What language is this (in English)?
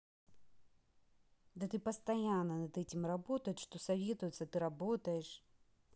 Russian